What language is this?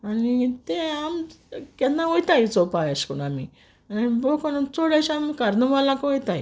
Konkani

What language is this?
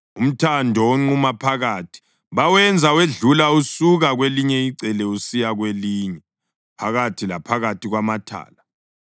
North Ndebele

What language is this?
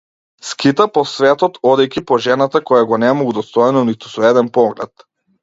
Macedonian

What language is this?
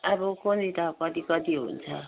Nepali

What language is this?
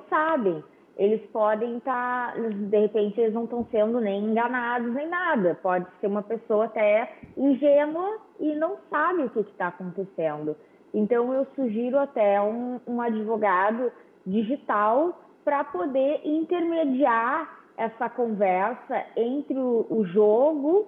Portuguese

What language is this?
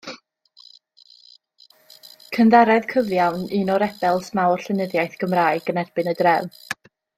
Welsh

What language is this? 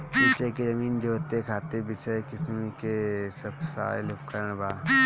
Bhojpuri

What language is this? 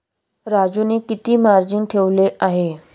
Marathi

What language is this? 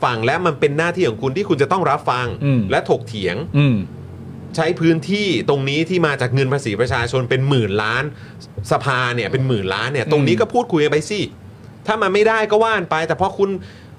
Thai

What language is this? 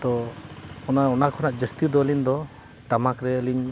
Santali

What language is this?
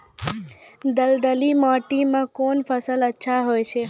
Maithili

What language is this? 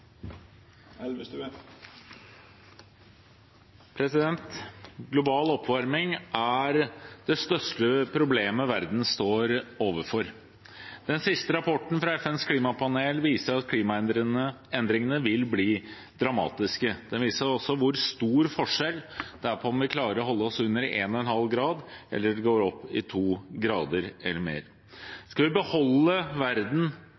Norwegian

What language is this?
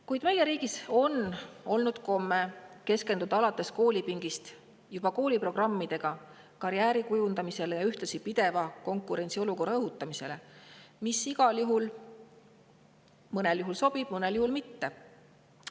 Estonian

